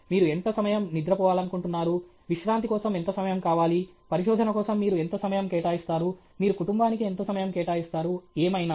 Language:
Telugu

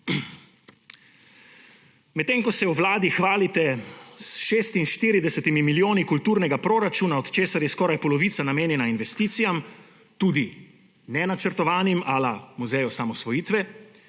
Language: Slovenian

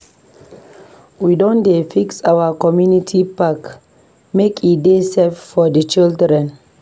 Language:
Nigerian Pidgin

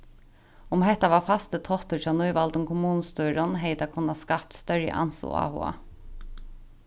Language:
Faroese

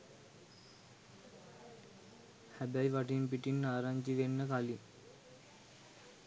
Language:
Sinhala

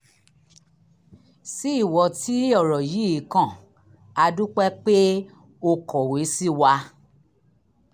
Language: Yoruba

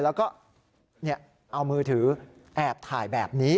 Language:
Thai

